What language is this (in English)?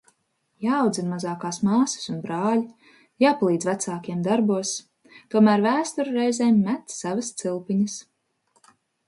Latvian